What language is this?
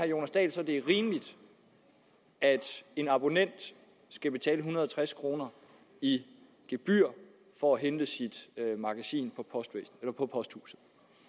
Danish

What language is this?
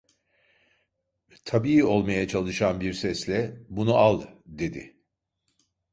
Turkish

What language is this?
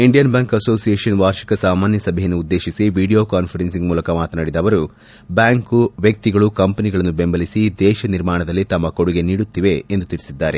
Kannada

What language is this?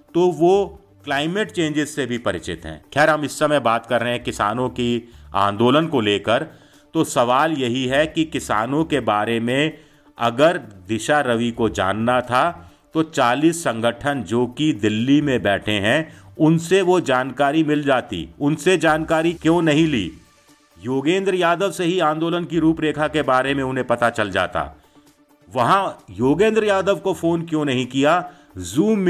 Hindi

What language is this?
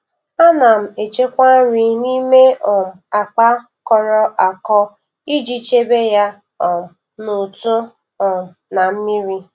Igbo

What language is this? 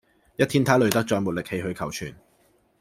Cantonese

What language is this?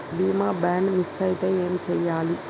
Telugu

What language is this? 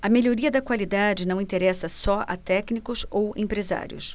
Portuguese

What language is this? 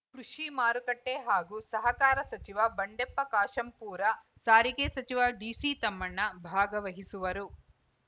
Kannada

